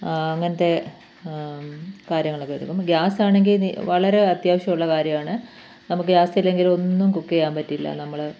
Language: Malayalam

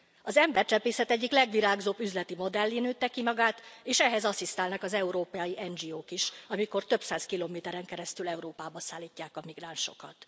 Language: Hungarian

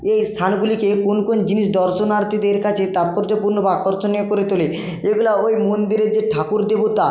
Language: Bangla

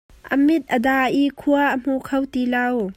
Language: Hakha Chin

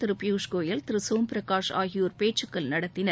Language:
Tamil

